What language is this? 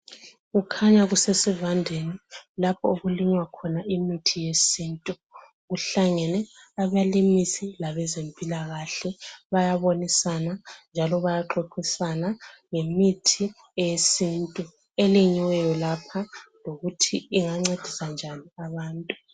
North Ndebele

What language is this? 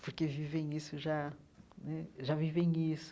Portuguese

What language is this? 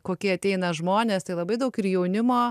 Lithuanian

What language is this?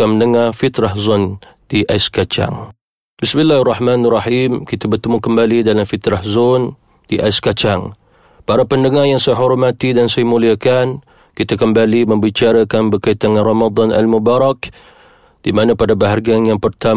Malay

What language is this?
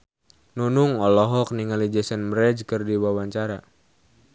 Sundanese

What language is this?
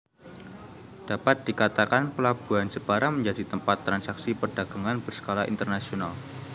Javanese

